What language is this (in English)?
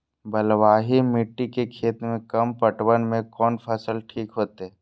Maithili